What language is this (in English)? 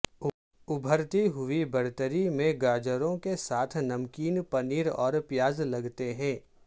Urdu